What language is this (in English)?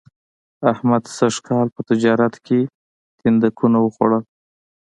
Pashto